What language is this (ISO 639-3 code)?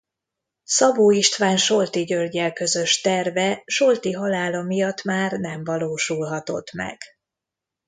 hun